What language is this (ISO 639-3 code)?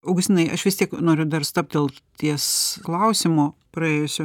lit